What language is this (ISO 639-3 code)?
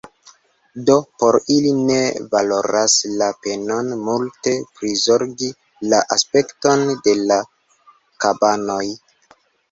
epo